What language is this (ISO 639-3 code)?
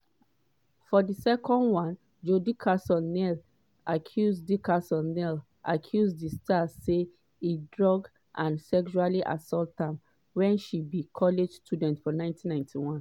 pcm